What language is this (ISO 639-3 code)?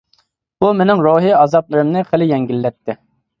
uig